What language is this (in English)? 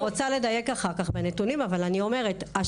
Hebrew